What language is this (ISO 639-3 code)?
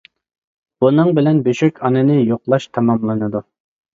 uig